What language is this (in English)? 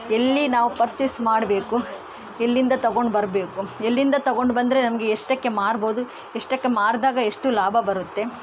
Kannada